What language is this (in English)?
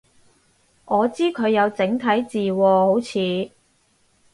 Cantonese